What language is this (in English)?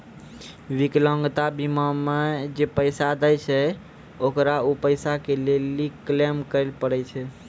Maithili